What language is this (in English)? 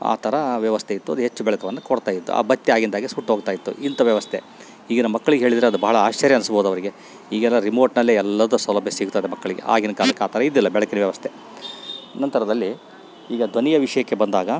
Kannada